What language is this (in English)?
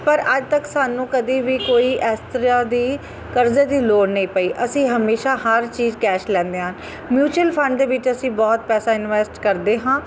Punjabi